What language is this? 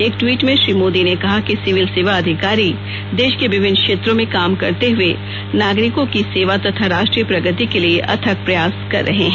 Hindi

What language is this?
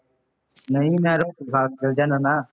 Punjabi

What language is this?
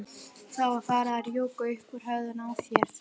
Icelandic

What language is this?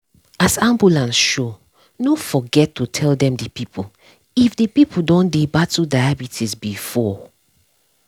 Nigerian Pidgin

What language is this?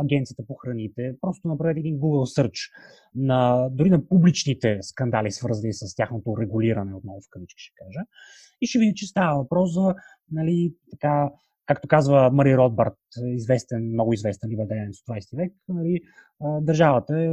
Bulgarian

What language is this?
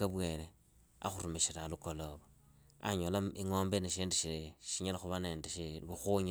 Idakho-Isukha-Tiriki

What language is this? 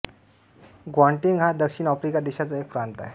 Marathi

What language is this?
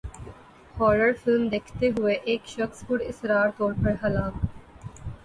Urdu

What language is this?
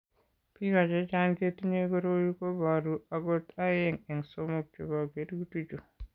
Kalenjin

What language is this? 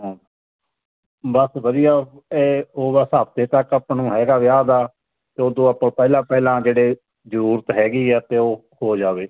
Punjabi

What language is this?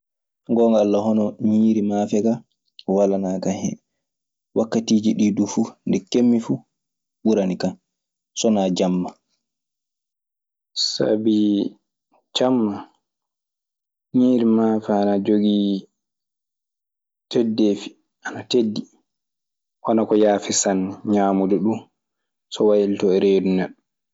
Maasina Fulfulde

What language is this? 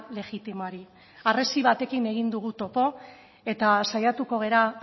Basque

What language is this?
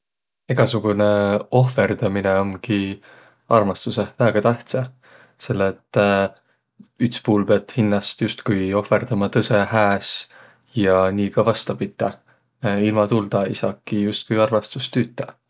Võro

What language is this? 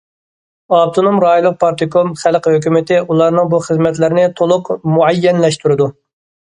Uyghur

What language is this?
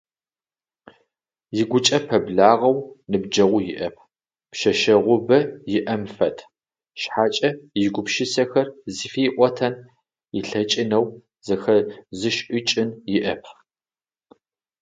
Adyghe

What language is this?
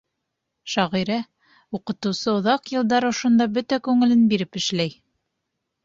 Bashkir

